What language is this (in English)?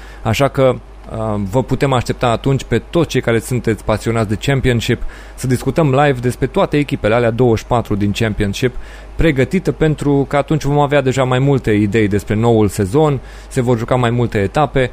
Romanian